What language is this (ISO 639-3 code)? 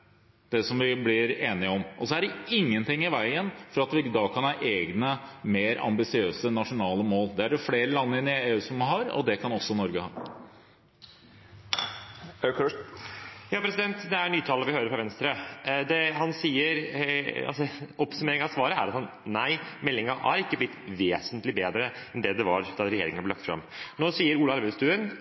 nob